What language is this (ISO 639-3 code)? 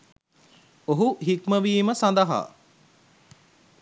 sin